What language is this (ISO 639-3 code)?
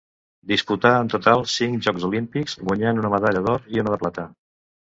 cat